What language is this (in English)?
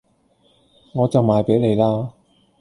Cantonese